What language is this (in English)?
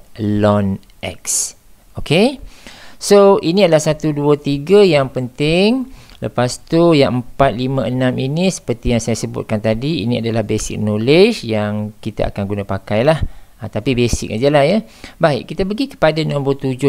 Malay